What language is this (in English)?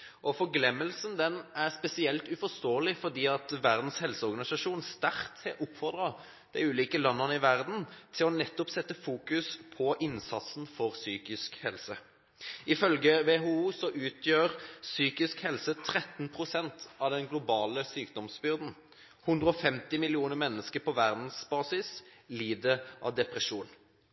Norwegian Bokmål